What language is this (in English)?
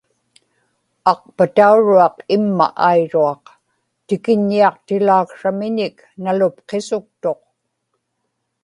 Inupiaq